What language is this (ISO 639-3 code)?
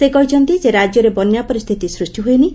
ori